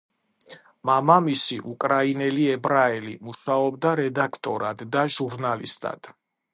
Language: Georgian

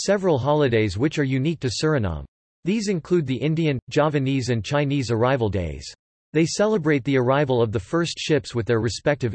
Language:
English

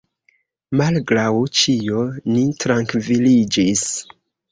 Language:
Esperanto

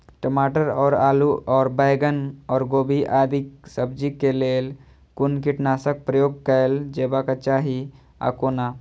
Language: Maithili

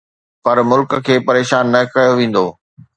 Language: Sindhi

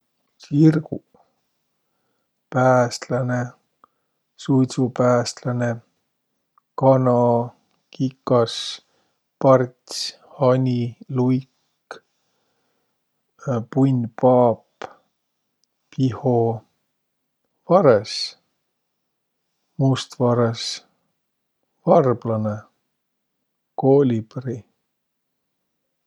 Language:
Võro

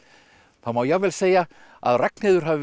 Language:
Icelandic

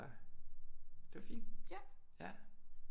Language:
Danish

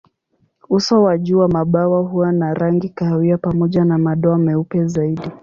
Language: Swahili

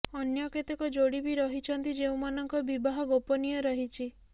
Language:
Odia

